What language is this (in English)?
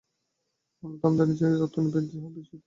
Bangla